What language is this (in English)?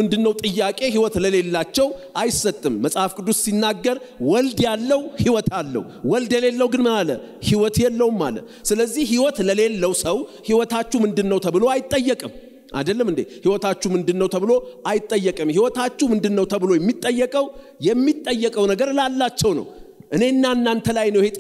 Arabic